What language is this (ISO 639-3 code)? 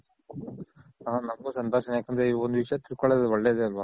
kan